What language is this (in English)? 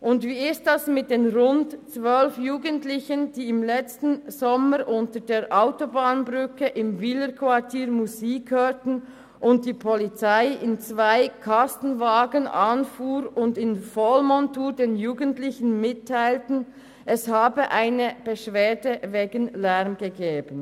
Swiss German